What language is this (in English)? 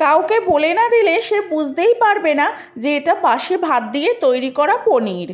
Bangla